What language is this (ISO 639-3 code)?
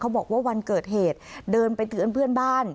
tha